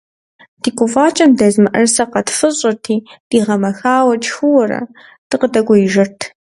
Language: Kabardian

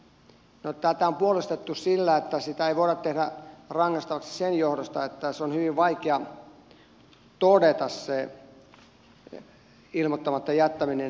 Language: Finnish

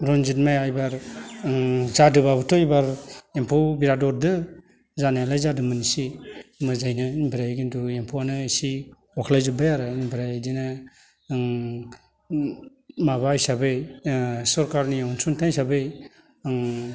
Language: Bodo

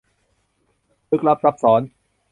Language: Thai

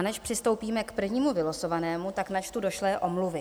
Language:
Czech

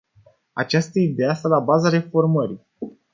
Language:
Romanian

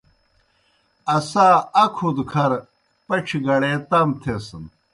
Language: Kohistani Shina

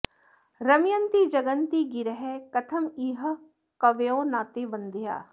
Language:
Sanskrit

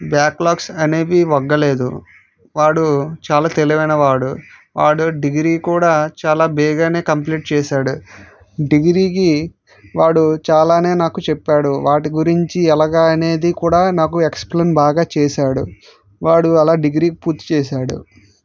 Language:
Telugu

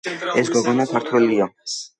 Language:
Georgian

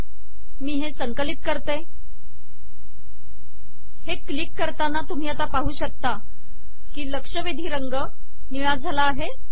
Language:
Marathi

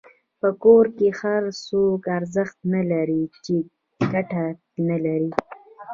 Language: Pashto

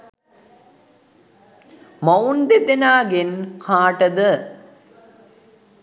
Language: Sinhala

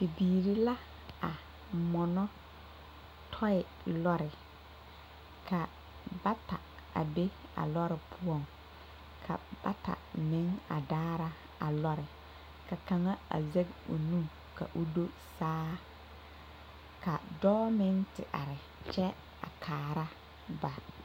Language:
Southern Dagaare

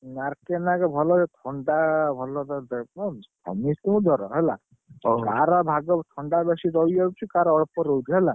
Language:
Odia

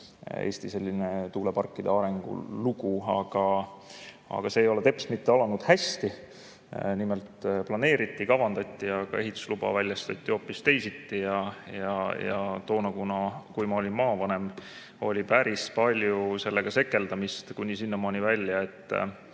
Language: Estonian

